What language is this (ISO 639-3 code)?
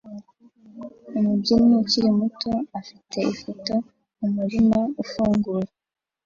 kin